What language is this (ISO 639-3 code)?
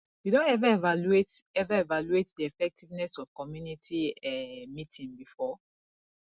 pcm